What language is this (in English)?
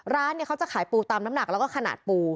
Thai